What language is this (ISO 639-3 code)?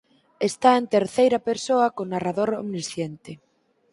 glg